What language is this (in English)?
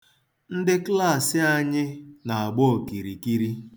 Igbo